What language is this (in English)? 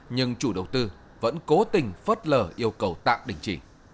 Vietnamese